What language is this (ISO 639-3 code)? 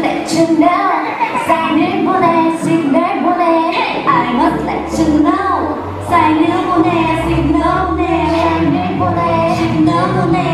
kor